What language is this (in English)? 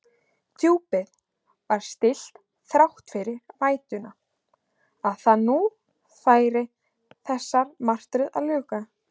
Icelandic